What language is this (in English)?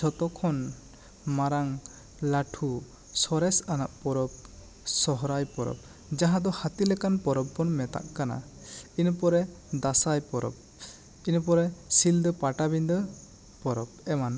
Santali